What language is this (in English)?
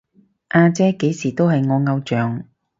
Cantonese